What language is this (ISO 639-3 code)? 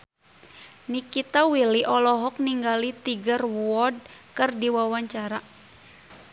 sun